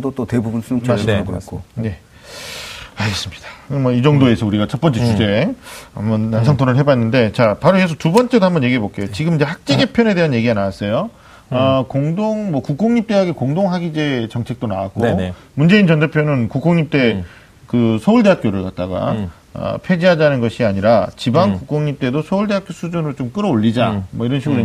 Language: Korean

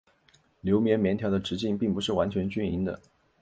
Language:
Chinese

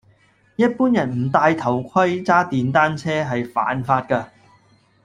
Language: Cantonese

